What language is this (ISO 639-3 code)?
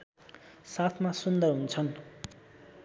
nep